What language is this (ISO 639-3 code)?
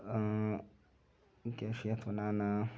kas